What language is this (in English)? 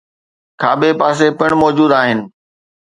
Sindhi